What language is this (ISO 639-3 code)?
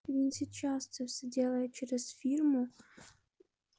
rus